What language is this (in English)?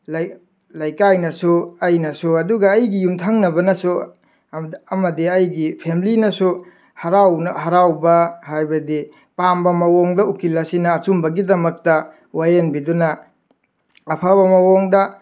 Manipuri